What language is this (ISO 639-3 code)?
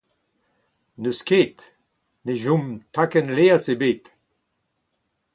bre